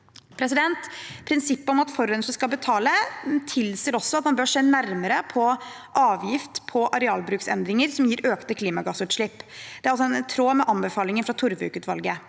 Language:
Norwegian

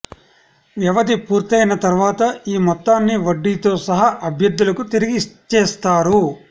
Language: Telugu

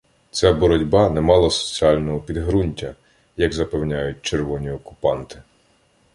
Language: Ukrainian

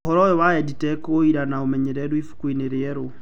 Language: Kikuyu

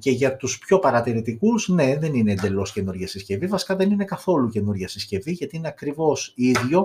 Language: Greek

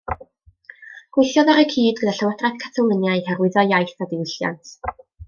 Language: Welsh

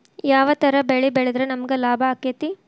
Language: Kannada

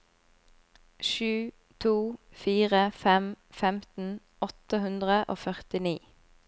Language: Norwegian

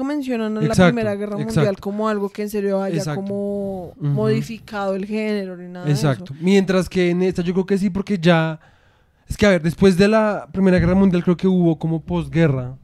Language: Spanish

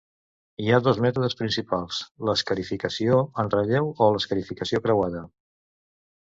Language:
Catalan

